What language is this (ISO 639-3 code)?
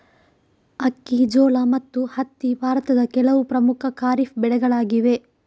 kan